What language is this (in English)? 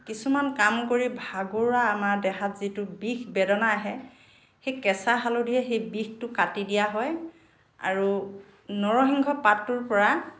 Assamese